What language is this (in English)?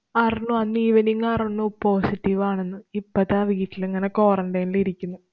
Malayalam